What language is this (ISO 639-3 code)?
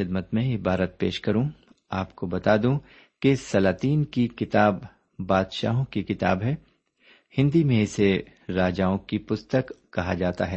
urd